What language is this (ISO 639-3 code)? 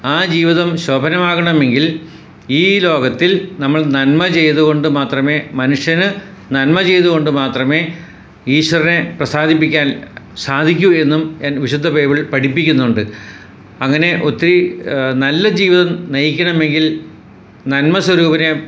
mal